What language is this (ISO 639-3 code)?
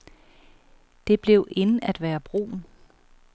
dan